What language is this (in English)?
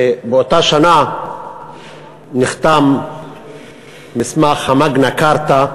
Hebrew